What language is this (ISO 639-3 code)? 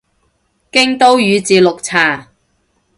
yue